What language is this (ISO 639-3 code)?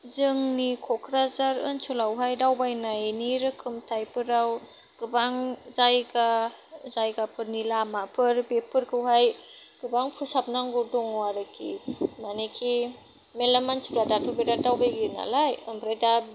brx